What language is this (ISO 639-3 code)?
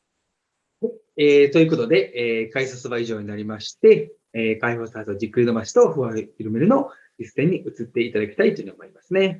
jpn